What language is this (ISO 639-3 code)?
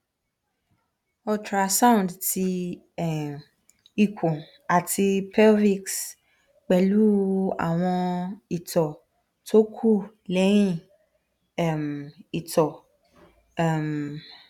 yor